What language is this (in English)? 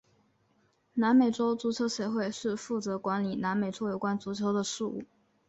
Chinese